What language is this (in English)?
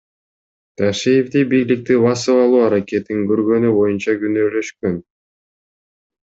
Kyrgyz